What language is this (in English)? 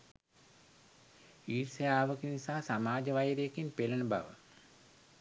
Sinhala